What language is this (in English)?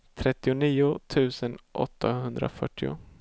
Swedish